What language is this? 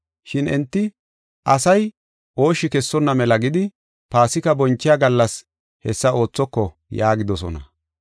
Gofa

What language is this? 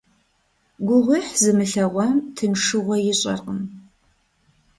Kabardian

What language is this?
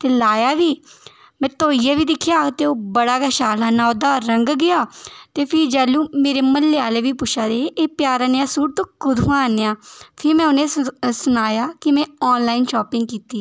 Dogri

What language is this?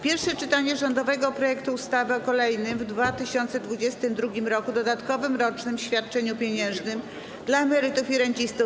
Polish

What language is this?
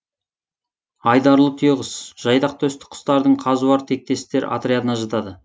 Kazakh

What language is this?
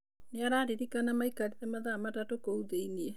Kikuyu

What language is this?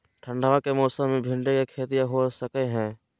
Magahi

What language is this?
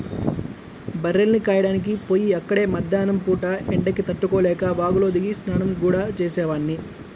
Telugu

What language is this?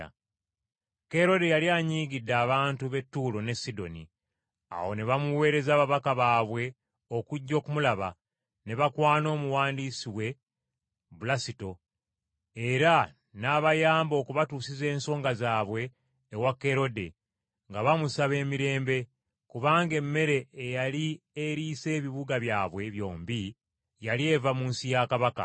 Ganda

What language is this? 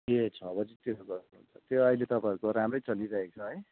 Nepali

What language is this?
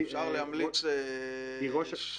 Hebrew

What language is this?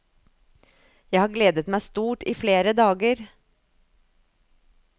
Norwegian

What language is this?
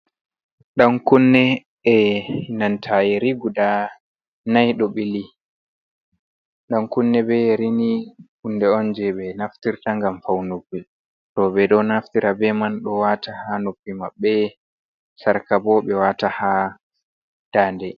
Fula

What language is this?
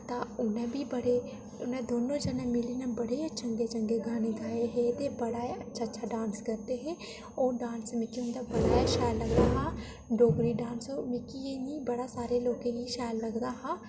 Dogri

